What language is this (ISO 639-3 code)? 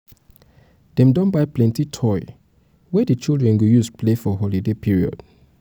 pcm